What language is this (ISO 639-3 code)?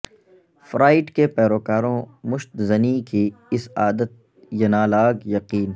urd